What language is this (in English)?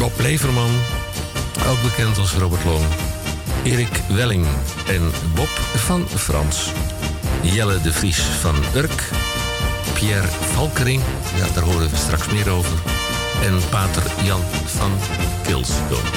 Dutch